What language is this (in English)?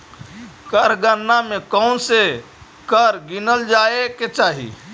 Magahi